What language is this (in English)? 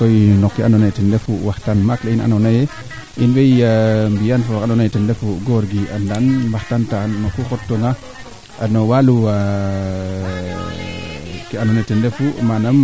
Serer